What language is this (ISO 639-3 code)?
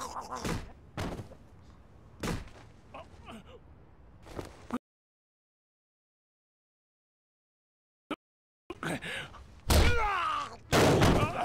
jpn